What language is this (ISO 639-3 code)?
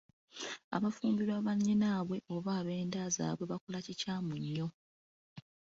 lug